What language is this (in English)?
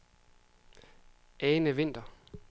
Danish